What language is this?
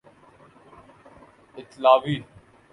Urdu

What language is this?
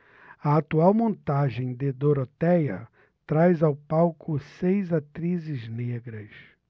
Portuguese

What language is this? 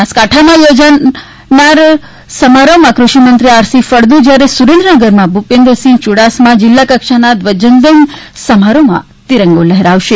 Gujarati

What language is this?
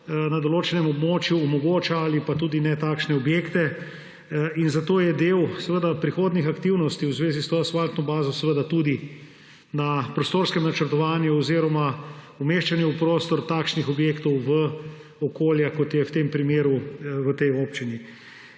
Slovenian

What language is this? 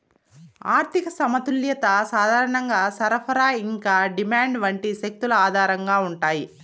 Telugu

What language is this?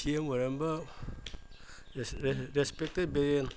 Manipuri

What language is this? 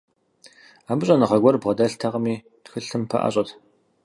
Kabardian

